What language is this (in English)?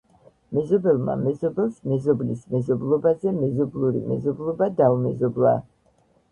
Georgian